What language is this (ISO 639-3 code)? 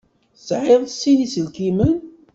kab